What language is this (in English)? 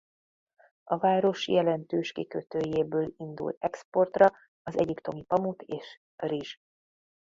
Hungarian